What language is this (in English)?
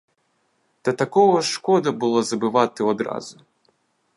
Ukrainian